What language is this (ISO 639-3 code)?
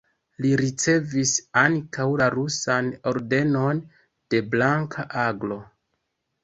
epo